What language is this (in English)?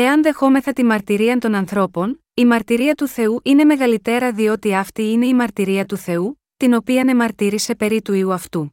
Greek